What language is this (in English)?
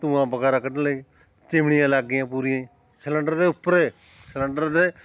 Punjabi